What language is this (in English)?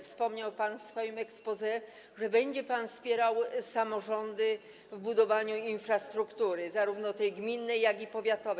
Polish